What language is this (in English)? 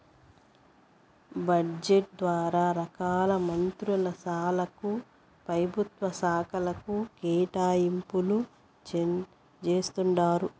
Telugu